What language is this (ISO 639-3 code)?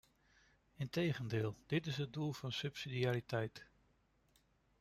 nld